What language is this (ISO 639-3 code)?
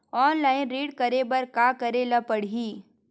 hne